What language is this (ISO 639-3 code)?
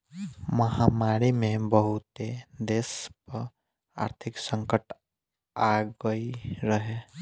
bho